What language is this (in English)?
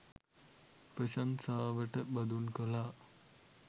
Sinhala